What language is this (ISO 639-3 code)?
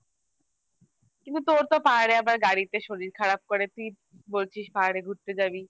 ben